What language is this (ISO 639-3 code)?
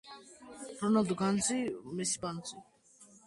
kat